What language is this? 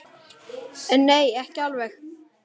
Icelandic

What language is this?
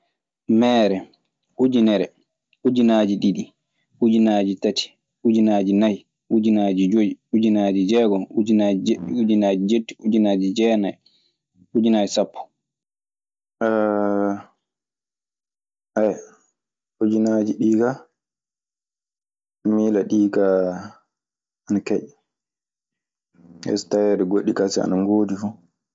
Maasina Fulfulde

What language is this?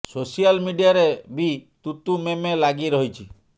Odia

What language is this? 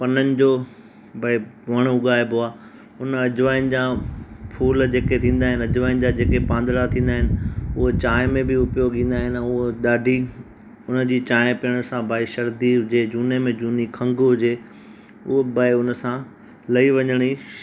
Sindhi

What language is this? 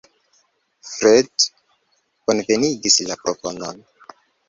Esperanto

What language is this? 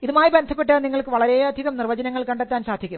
Malayalam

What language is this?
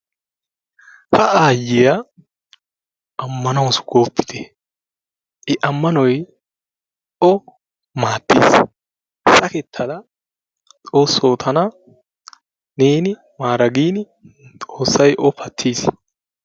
Wolaytta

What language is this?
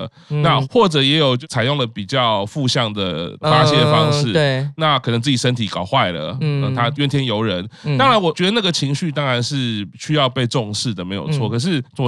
Chinese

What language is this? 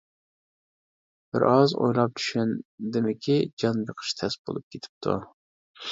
Uyghur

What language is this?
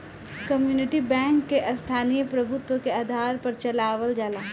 Bhojpuri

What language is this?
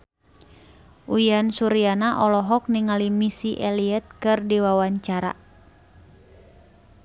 Sundanese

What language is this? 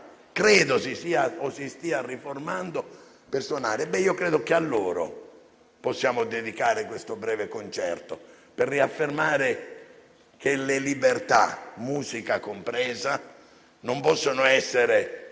Italian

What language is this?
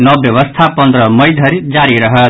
Maithili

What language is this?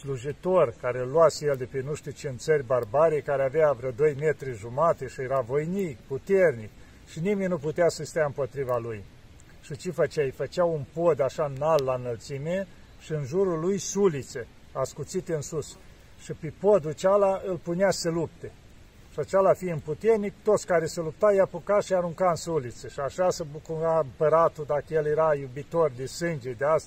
Romanian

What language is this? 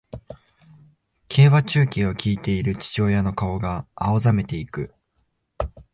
Japanese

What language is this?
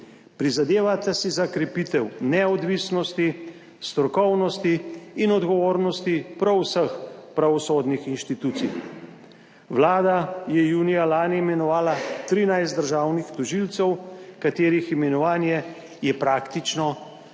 Slovenian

